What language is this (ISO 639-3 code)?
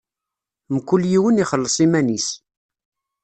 kab